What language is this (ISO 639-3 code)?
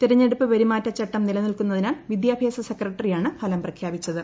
mal